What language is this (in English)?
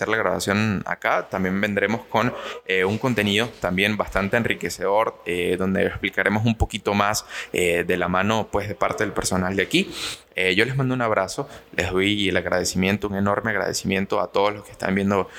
Spanish